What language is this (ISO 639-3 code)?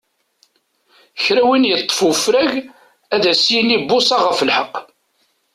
kab